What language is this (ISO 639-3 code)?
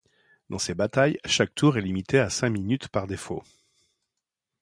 fra